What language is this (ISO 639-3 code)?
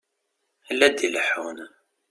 kab